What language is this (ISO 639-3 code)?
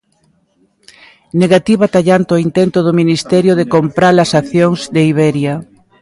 glg